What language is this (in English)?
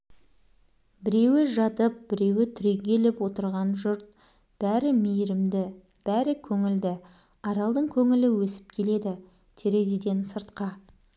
Kazakh